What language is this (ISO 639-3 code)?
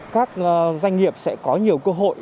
vie